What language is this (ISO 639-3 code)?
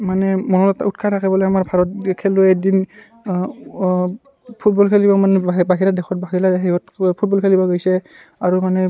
asm